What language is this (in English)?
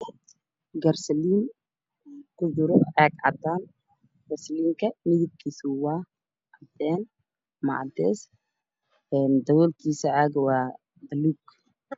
Somali